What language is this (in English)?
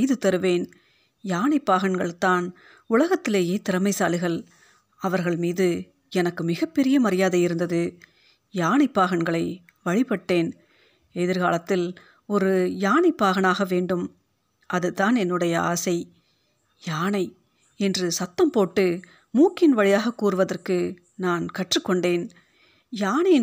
Tamil